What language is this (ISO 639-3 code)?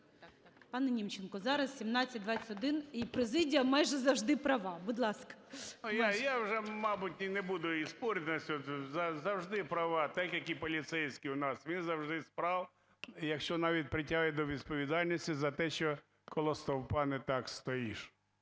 ukr